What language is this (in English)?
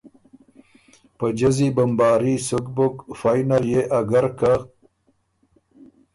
Ormuri